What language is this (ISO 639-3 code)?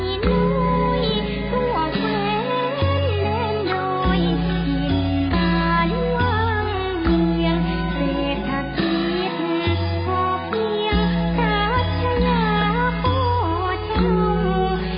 tha